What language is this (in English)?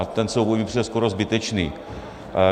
Czech